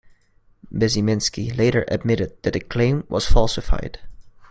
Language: English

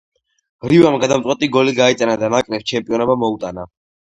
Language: Georgian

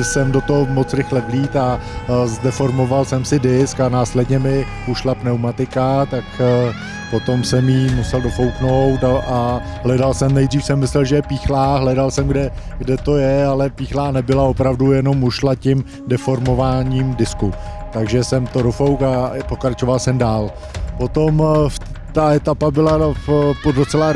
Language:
Czech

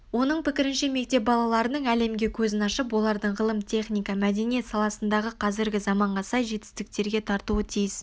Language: Kazakh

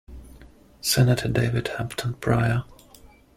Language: English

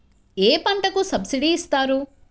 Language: Telugu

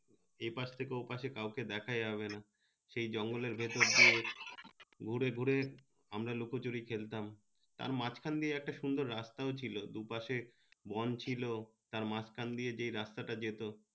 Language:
Bangla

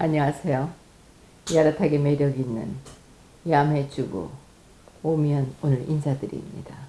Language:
Korean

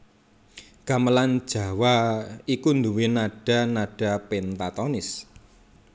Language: Javanese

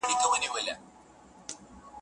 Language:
Pashto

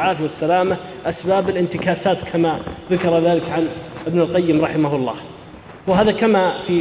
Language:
Arabic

